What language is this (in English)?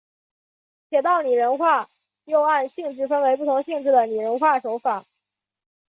Chinese